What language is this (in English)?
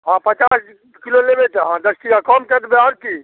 Maithili